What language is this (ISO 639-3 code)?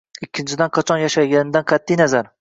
uzb